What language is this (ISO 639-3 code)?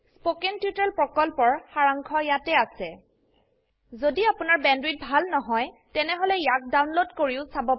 asm